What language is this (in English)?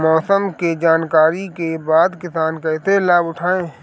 Bhojpuri